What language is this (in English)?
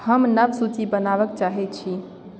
Maithili